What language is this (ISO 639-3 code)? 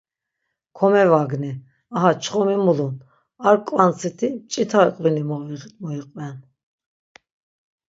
lzz